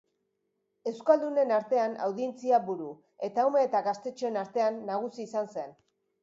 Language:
Basque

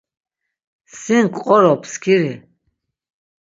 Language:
Laz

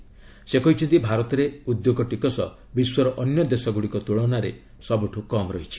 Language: Odia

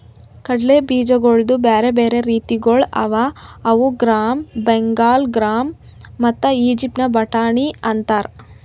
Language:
Kannada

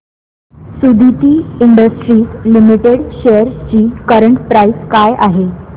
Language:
Marathi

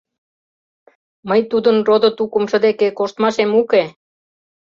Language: Mari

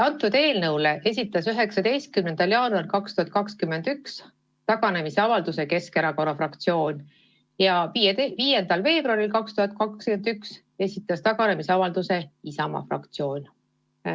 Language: Estonian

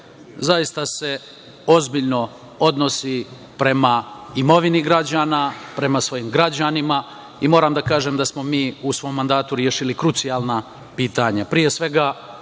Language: Serbian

